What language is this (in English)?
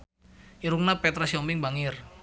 Sundanese